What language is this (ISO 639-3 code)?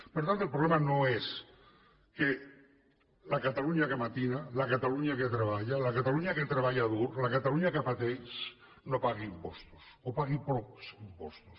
cat